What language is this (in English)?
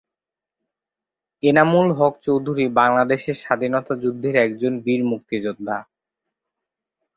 Bangla